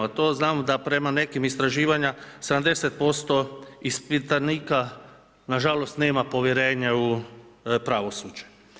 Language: Croatian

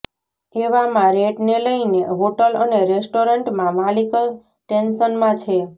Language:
Gujarati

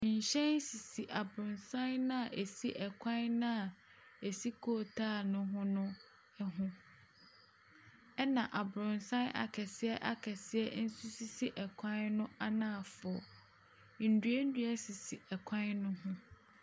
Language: Akan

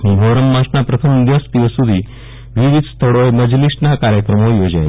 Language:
Gujarati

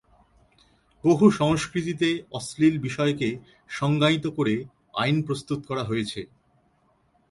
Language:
Bangla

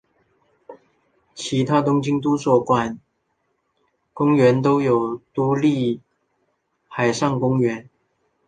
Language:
Chinese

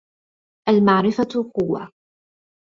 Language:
Arabic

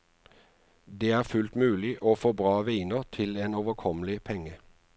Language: Norwegian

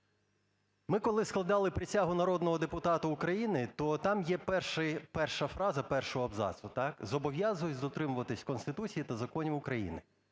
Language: Ukrainian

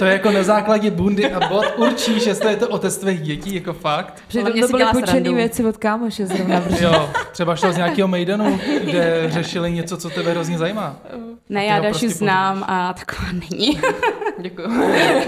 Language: Czech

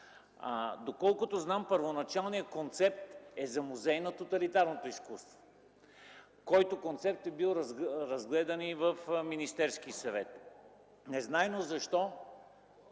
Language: Bulgarian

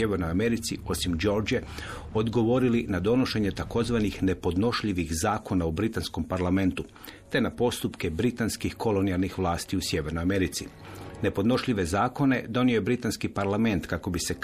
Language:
Croatian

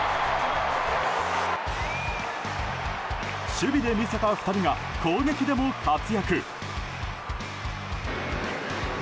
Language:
Japanese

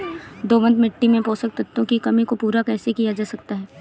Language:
Hindi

